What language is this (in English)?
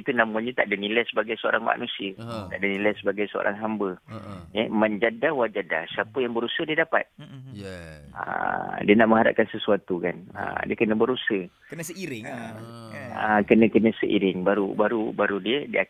Malay